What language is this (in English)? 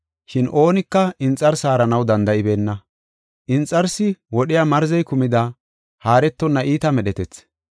Gofa